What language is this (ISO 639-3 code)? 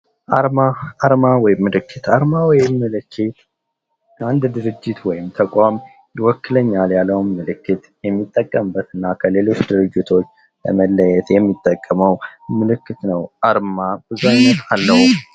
amh